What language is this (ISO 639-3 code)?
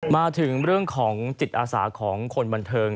tha